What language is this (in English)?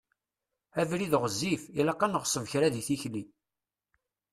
Kabyle